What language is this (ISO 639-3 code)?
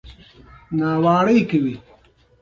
pus